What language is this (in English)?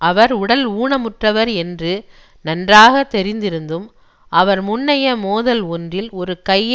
Tamil